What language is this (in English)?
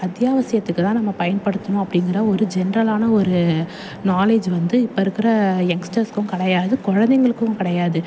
Tamil